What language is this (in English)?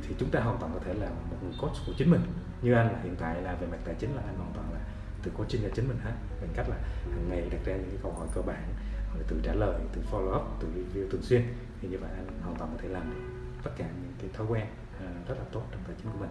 Vietnamese